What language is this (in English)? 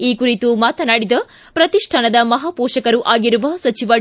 Kannada